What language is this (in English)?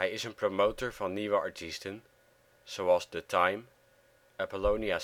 Dutch